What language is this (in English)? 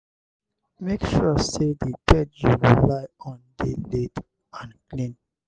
Nigerian Pidgin